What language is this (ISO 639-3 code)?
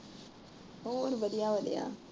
pan